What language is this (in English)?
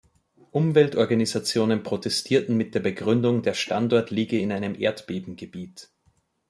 German